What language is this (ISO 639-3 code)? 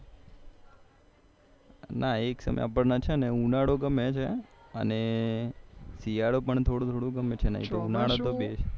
guj